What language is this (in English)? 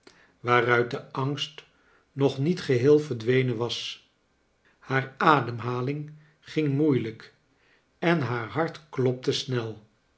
Dutch